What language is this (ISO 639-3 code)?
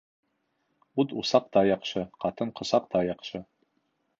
bak